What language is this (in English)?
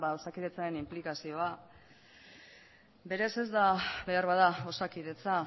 Basque